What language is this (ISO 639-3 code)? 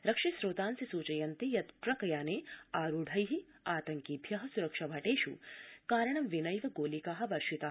san